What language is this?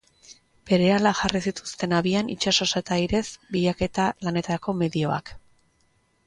Basque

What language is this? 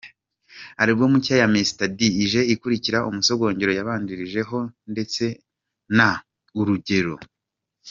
Kinyarwanda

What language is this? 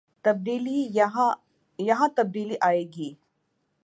Urdu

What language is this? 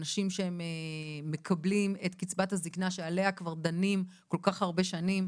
Hebrew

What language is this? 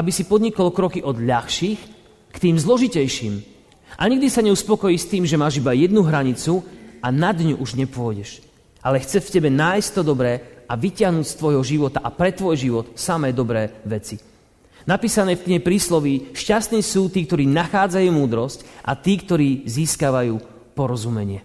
Slovak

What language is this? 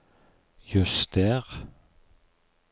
Norwegian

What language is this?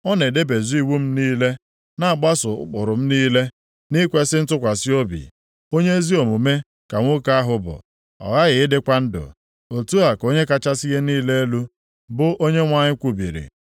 Igbo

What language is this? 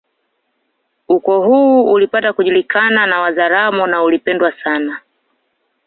Swahili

